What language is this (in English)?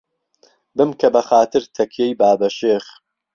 Central Kurdish